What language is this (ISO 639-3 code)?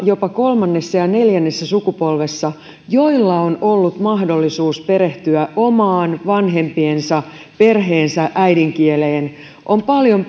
fin